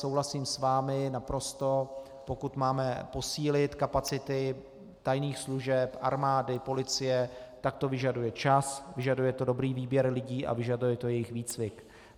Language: Czech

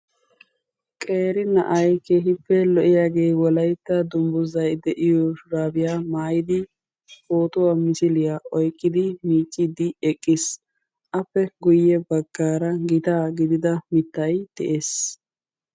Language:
Wolaytta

